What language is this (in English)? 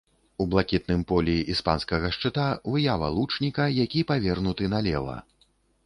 Belarusian